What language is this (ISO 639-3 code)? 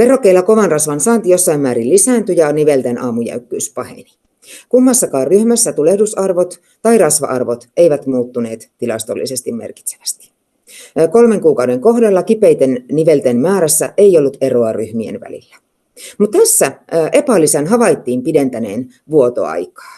fin